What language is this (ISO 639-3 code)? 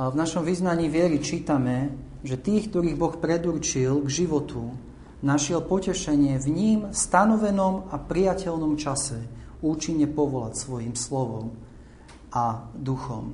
slk